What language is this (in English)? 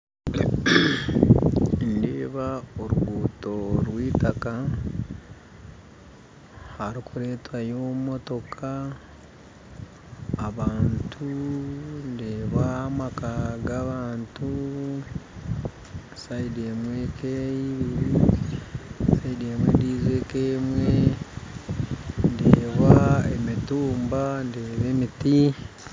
Nyankole